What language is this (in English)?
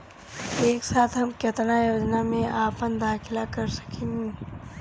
Bhojpuri